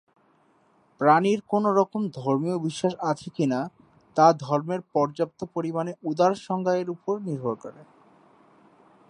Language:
Bangla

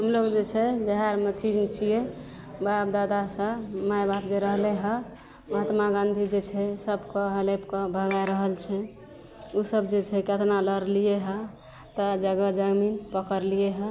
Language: Maithili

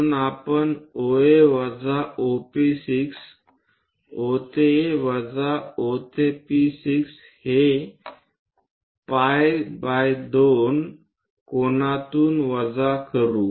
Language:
Marathi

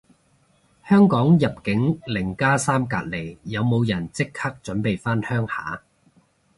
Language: Cantonese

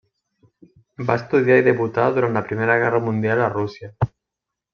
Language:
Catalan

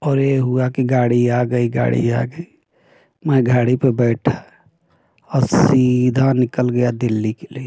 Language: Hindi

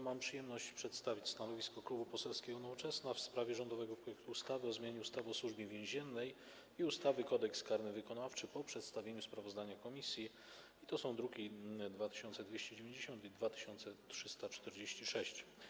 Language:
Polish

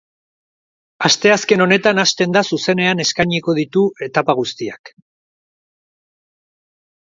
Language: Basque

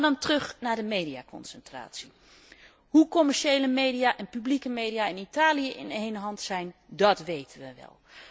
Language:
Dutch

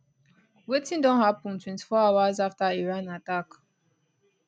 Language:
Nigerian Pidgin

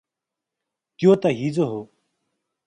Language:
Nepali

